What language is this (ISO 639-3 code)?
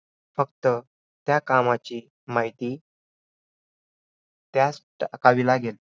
mar